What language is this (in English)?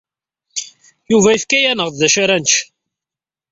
Kabyle